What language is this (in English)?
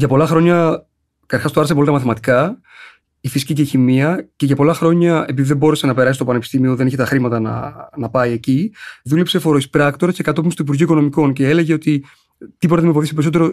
Greek